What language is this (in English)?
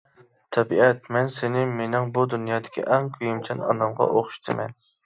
Uyghur